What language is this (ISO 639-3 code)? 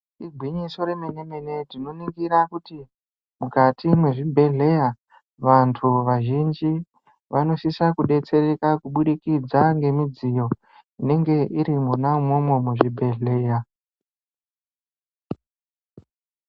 ndc